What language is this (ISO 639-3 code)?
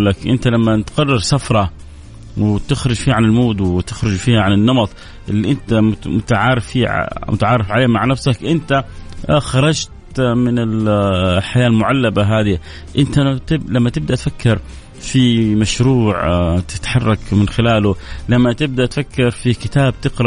ara